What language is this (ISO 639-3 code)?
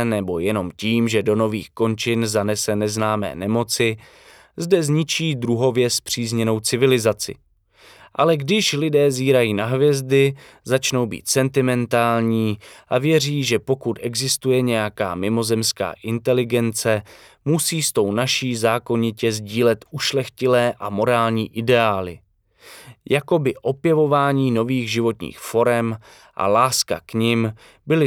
ces